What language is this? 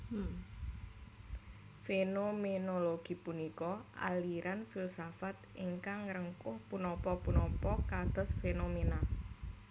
Javanese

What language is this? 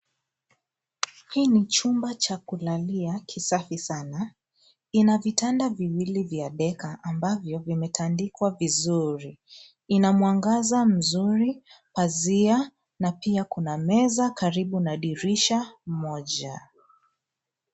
Swahili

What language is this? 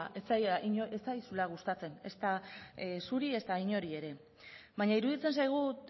Basque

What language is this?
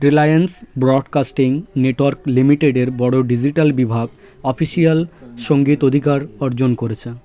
Bangla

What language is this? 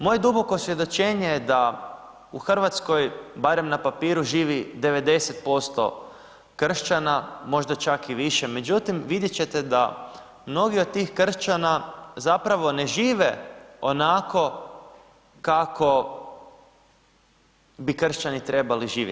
Croatian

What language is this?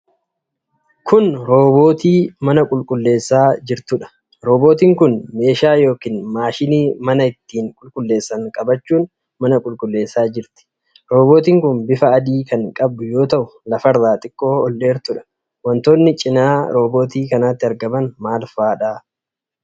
Oromo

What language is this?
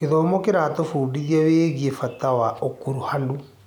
Kikuyu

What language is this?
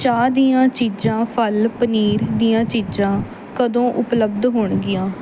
Punjabi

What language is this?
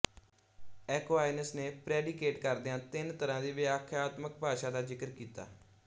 Punjabi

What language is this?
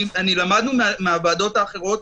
Hebrew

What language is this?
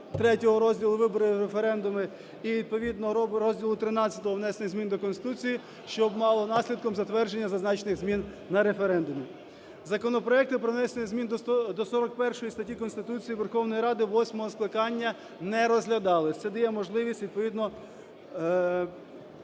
Ukrainian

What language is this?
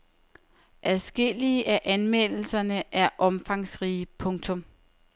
Danish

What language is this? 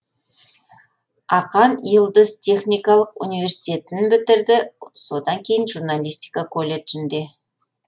Kazakh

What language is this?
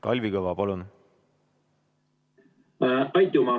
Estonian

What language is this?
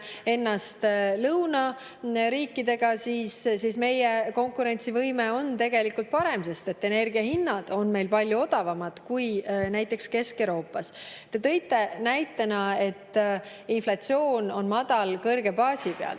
Estonian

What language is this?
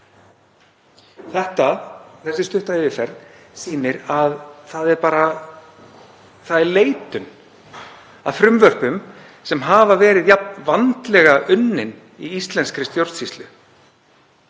Icelandic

